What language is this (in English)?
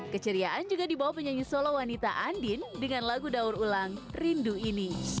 Indonesian